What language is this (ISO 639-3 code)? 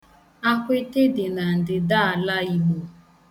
ibo